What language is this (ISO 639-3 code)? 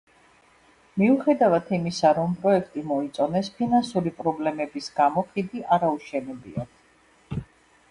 kat